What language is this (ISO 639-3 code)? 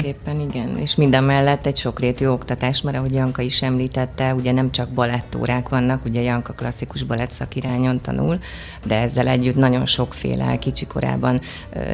hun